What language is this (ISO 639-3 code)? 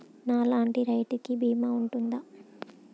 tel